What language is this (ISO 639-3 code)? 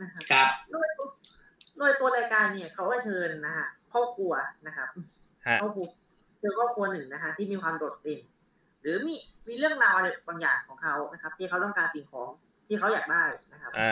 tha